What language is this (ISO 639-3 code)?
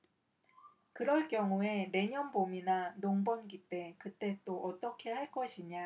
kor